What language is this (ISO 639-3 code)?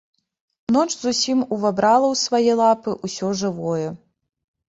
bel